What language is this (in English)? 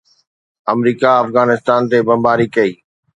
Sindhi